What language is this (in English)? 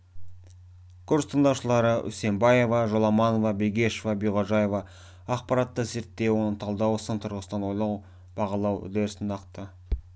Kazakh